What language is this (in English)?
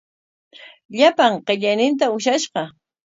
Corongo Ancash Quechua